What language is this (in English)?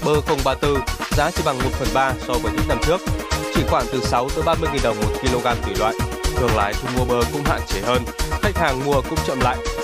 Vietnamese